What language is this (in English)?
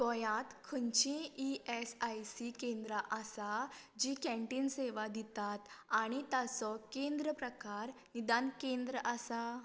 Konkani